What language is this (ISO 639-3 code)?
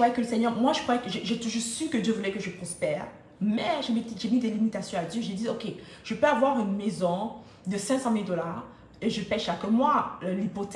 fra